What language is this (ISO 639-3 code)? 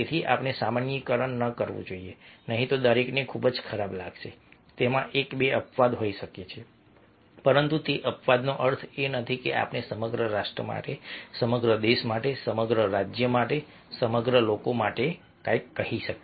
guj